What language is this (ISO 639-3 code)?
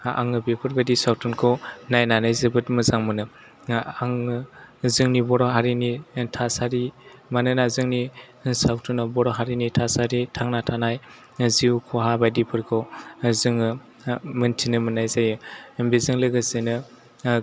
brx